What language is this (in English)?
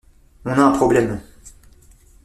French